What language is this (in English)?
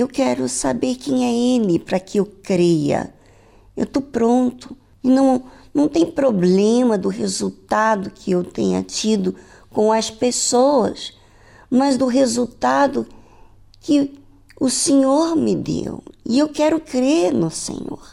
Portuguese